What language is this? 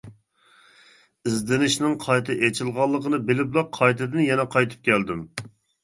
Uyghur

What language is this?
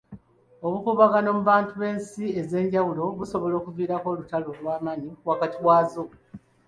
Ganda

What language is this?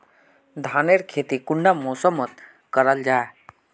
Magahi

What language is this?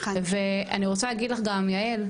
Hebrew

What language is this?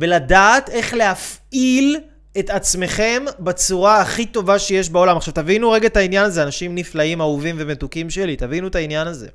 Hebrew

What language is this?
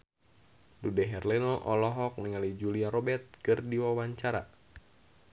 Sundanese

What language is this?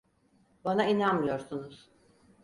Turkish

